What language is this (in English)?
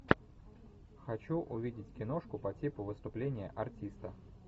Russian